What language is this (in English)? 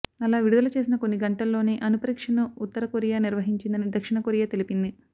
Telugu